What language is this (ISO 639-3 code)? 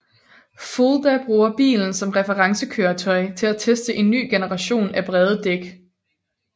dan